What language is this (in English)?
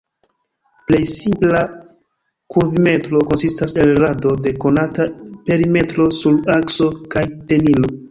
Esperanto